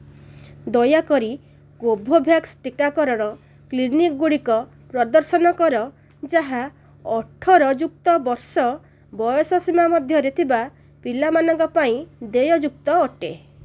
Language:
Odia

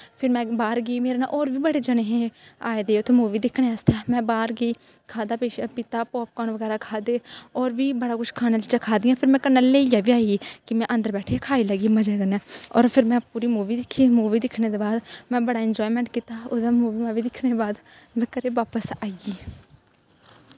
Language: Dogri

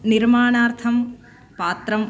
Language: Sanskrit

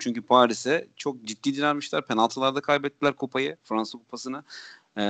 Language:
Turkish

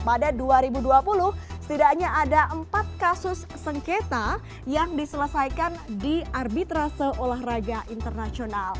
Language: Indonesian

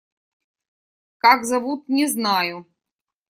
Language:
Russian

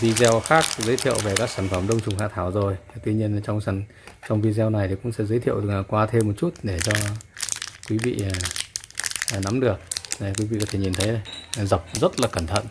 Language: Vietnamese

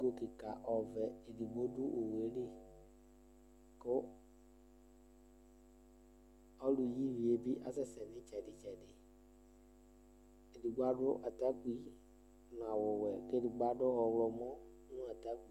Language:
Ikposo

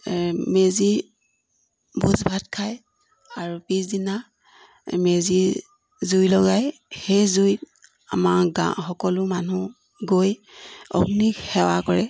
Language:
Assamese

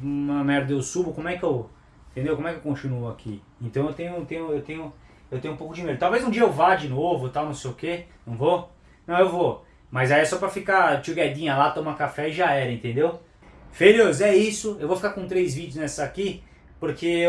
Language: Portuguese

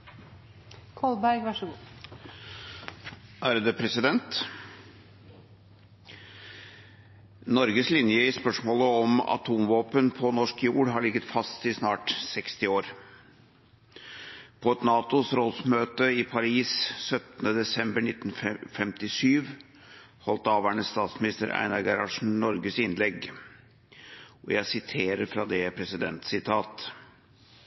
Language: Norwegian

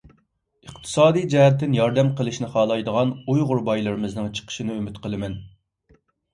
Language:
Uyghur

